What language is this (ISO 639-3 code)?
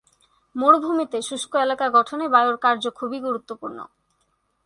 ben